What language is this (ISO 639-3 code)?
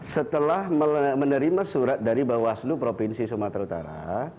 ind